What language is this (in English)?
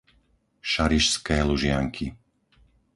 Slovak